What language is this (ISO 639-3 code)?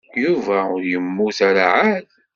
kab